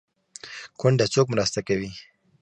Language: Pashto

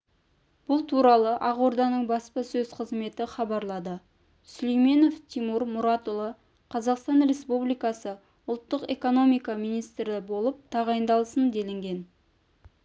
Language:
Kazakh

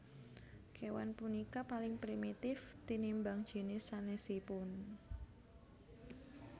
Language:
Javanese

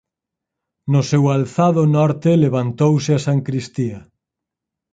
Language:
Galician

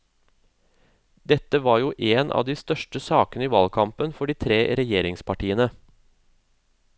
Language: Norwegian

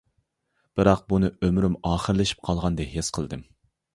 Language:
Uyghur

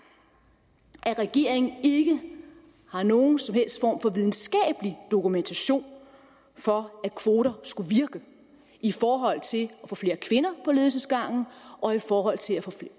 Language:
Danish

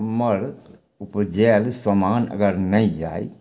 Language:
Maithili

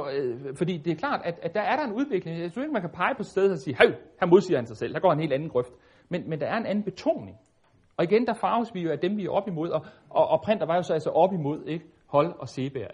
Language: Danish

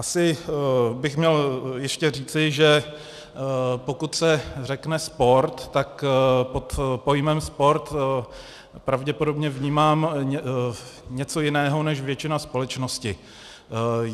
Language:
Czech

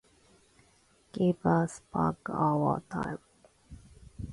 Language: Japanese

